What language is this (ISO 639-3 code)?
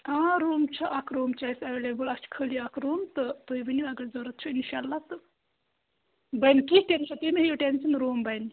kas